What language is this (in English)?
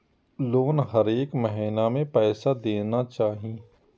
Maithili